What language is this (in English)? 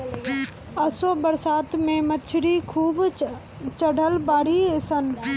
Bhojpuri